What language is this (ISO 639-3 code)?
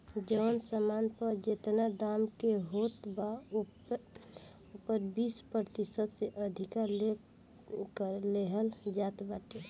bho